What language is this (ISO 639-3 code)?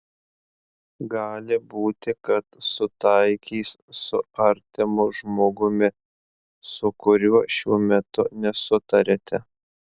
lit